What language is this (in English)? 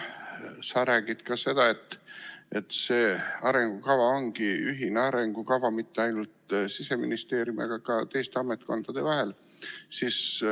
Estonian